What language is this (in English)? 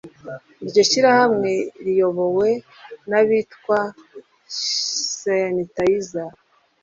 Kinyarwanda